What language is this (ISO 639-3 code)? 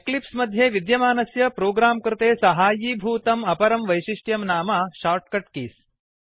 san